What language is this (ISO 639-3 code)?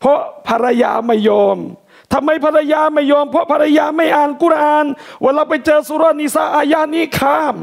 tha